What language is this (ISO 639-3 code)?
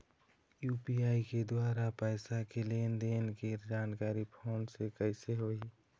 hne